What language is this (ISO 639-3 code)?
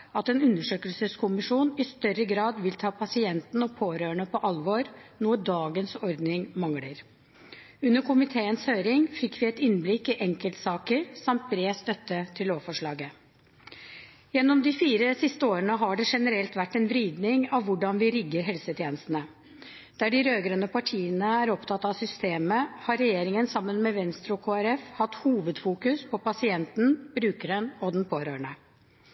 nob